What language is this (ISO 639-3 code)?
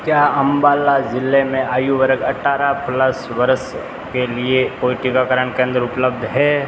hin